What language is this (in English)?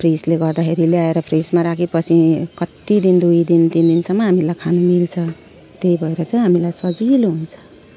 Nepali